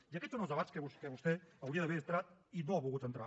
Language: Catalan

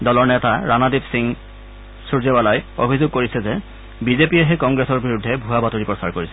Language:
Assamese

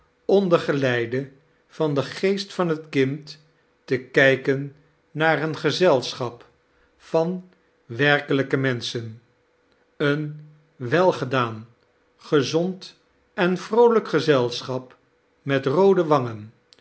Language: Dutch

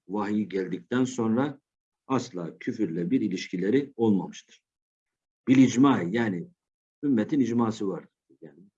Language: Turkish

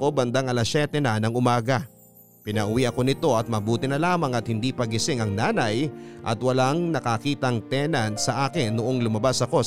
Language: Filipino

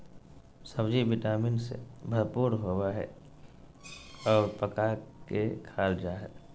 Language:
Magahi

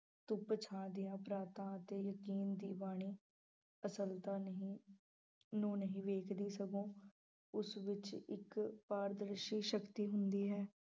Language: Punjabi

